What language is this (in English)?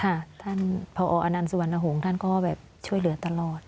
Thai